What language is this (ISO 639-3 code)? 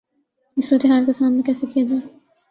urd